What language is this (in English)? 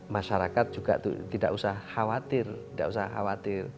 Indonesian